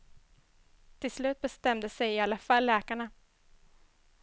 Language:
Swedish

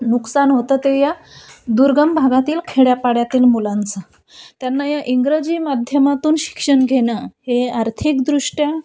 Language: Marathi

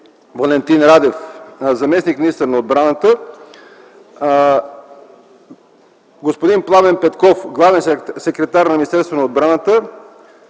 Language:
Bulgarian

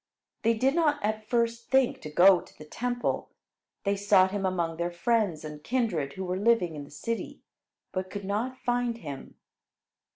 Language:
English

